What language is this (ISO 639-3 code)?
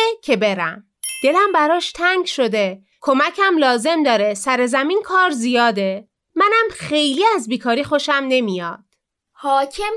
fas